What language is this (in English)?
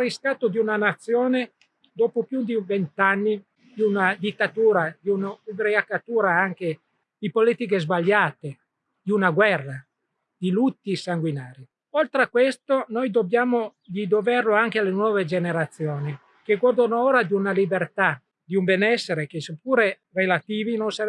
Italian